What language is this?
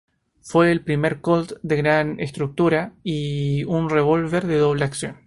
Spanish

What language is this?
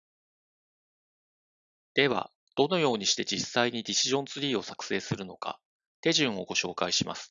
Japanese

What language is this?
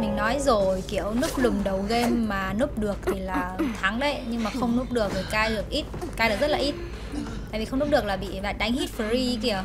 Vietnamese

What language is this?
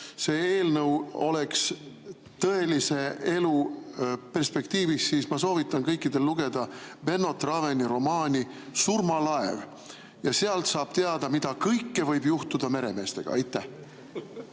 Estonian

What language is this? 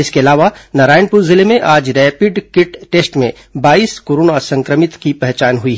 Hindi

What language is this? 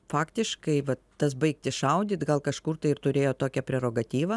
Lithuanian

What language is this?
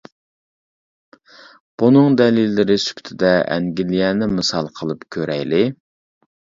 Uyghur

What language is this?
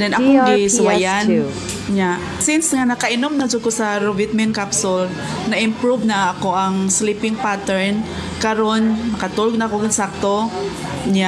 Filipino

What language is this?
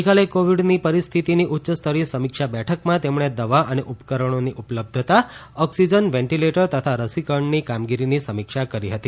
Gujarati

